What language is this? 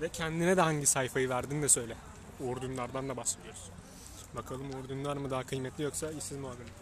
Turkish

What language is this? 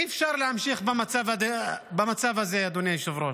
Hebrew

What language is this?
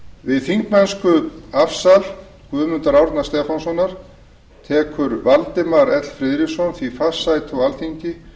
Icelandic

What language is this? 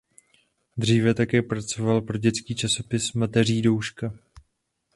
Czech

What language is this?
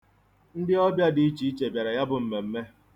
Igbo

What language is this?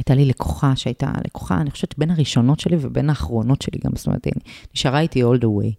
Hebrew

